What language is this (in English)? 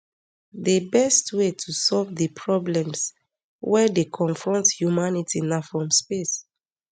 Nigerian Pidgin